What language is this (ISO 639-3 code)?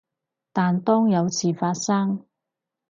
yue